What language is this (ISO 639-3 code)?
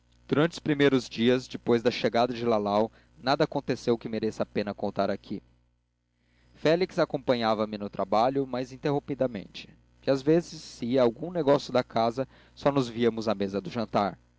por